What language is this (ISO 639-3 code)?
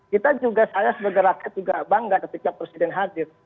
ind